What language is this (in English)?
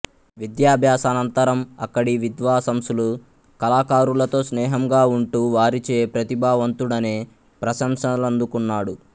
Telugu